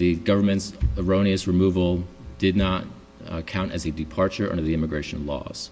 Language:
English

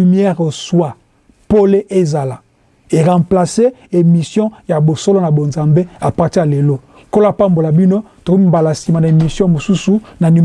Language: French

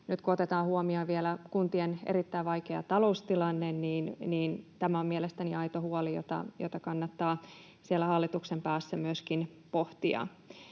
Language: Finnish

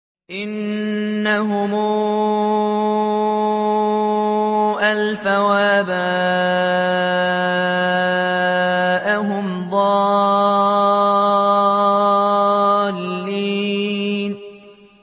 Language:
Arabic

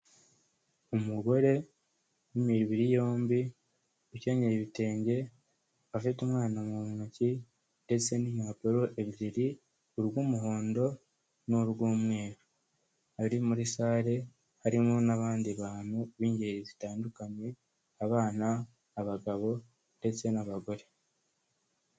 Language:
Kinyarwanda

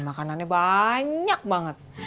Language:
Indonesian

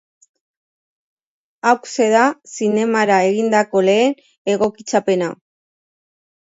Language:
Basque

